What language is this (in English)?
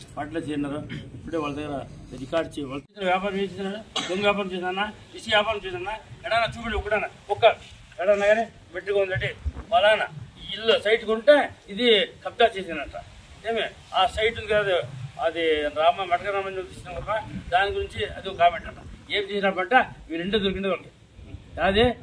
Telugu